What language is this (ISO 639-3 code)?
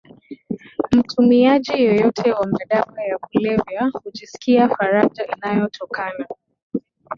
swa